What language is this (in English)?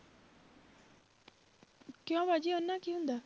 Punjabi